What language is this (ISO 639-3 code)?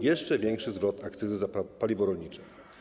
pol